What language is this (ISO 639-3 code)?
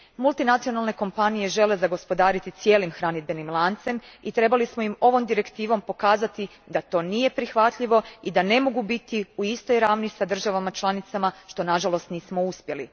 hrv